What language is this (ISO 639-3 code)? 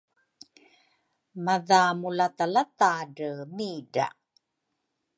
dru